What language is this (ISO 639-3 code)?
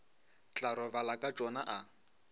nso